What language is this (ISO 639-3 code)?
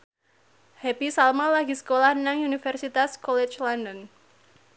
jav